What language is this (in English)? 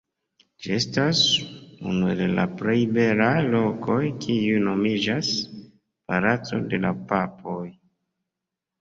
Esperanto